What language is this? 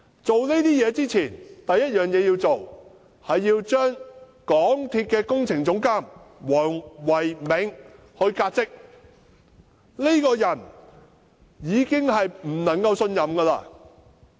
Cantonese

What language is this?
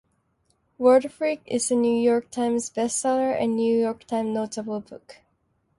English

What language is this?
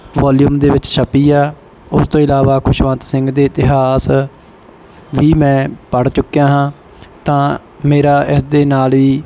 Punjabi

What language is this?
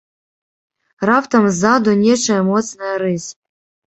Belarusian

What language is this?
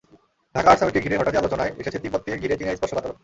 Bangla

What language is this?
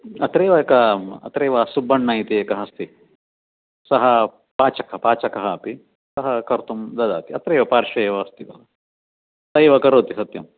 Sanskrit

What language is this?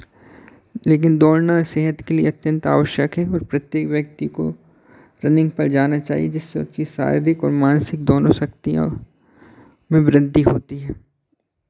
Hindi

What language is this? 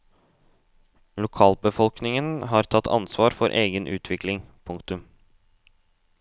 Norwegian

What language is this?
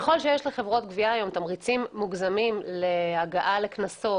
Hebrew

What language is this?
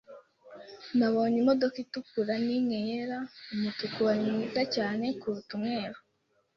Kinyarwanda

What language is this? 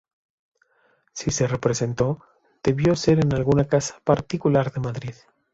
Spanish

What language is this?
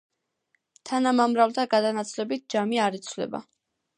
Georgian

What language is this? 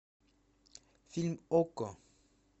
Russian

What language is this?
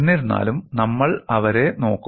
Malayalam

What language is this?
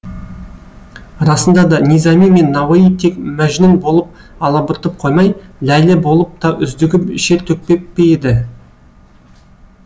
Kazakh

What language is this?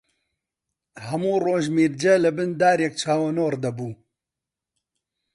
Central Kurdish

